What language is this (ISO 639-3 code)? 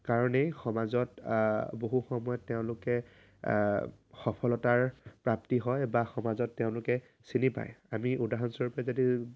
asm